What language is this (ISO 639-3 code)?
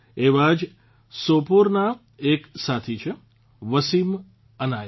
guj